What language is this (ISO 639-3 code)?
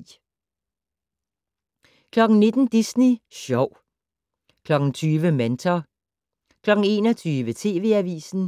dan